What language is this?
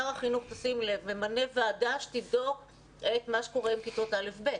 Hebrew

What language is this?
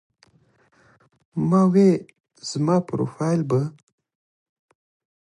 Pashto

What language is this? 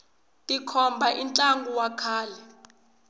Tsonga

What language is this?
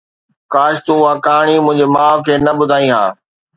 Sindhi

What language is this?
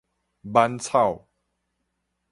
Min Nan Chinese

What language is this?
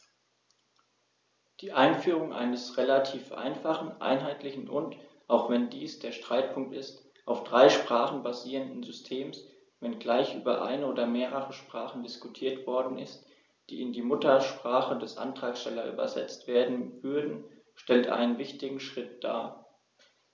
German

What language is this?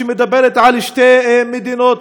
Hebrew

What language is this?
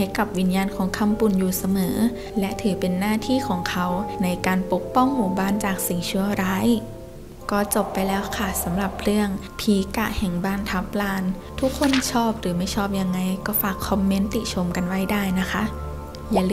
Thai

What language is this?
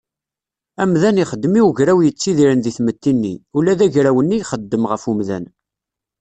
Kabyle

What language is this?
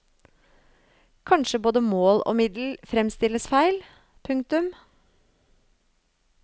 Norwegian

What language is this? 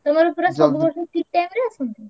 Odia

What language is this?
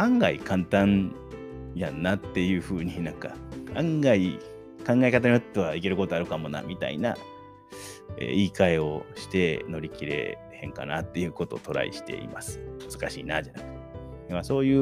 Japanese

